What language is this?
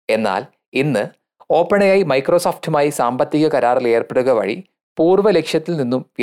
Malayalam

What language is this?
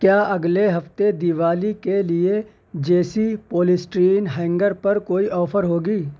Urdu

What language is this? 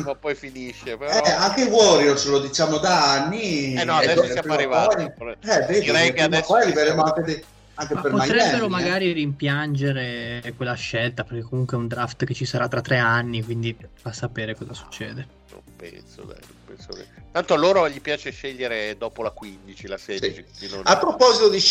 Italian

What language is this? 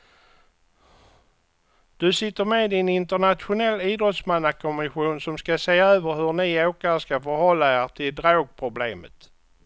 Swedish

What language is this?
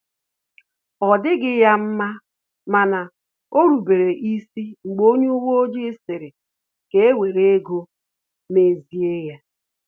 Igbo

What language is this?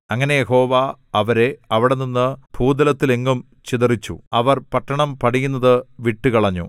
Malayalam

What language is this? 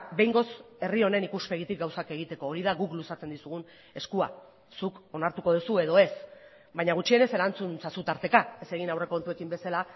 Basque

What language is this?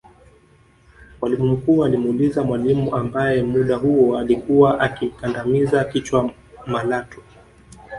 Swahili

